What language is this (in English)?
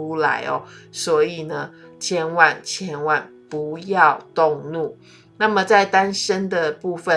Chinese